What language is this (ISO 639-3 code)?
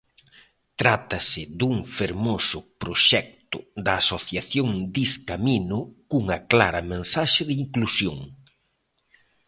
glg